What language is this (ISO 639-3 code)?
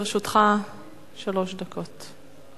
heb